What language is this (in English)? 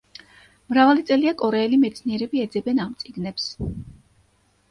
Georgian